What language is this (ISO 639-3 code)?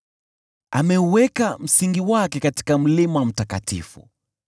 swa